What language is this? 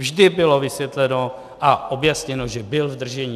Czech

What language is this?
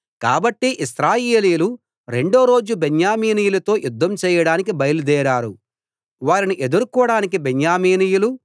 Telugu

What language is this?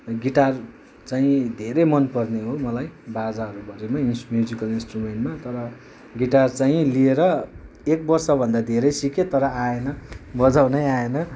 Nepali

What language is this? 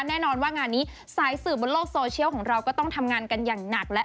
Thai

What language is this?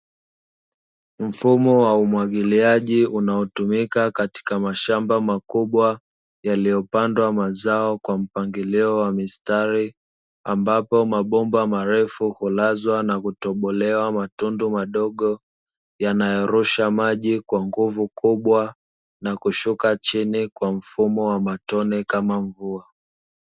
Swahili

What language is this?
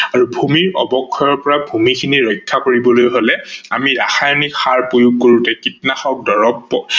Assamese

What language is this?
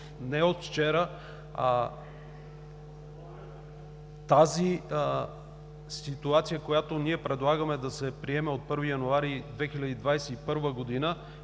Bulgarian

